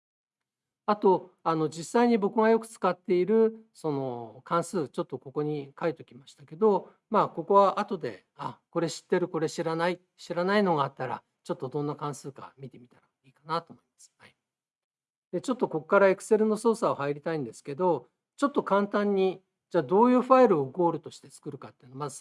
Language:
Japanese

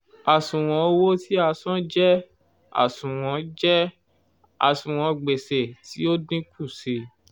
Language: Yoruba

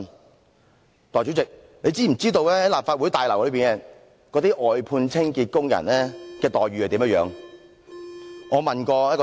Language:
Cantonese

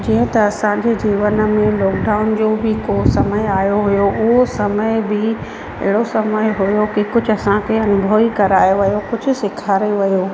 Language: Sindhi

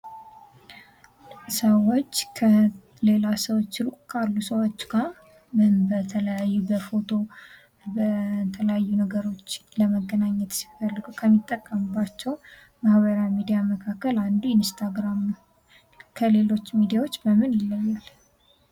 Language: Amharic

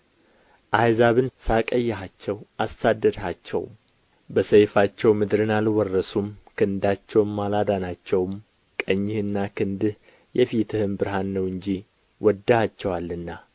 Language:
Amharic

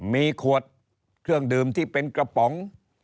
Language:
Thai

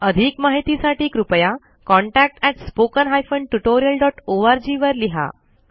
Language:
Marathi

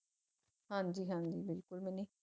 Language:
Punjabi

